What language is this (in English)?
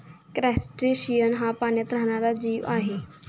Marathi